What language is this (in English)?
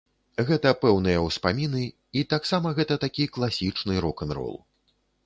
Belarusian